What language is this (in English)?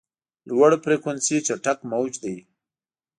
Pashto